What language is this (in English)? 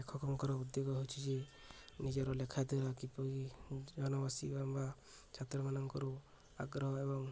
Odia